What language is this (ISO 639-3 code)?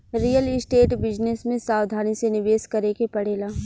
bho